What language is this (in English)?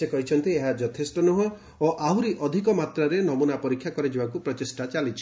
Odia